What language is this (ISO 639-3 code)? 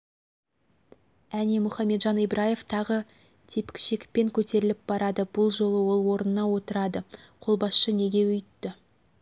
kaz